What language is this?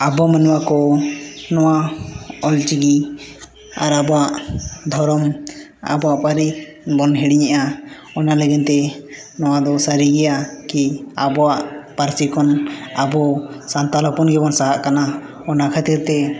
Santali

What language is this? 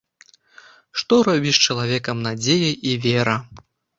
Belarusian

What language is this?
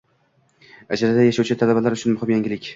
Uzbek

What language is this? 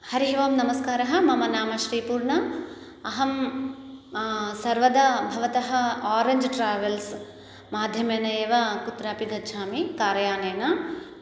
Sanskrit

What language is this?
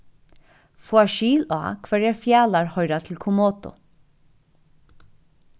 Faroese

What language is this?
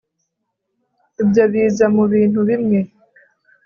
Kinyarwanda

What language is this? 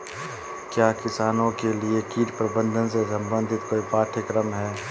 Hindi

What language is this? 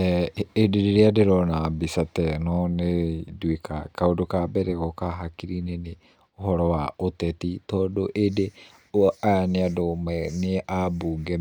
Kikuyu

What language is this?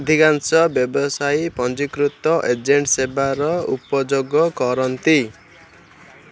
Odia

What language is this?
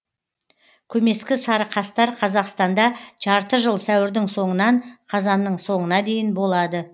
Kazakh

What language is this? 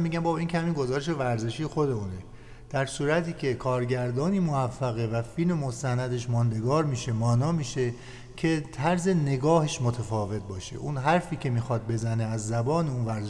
Persian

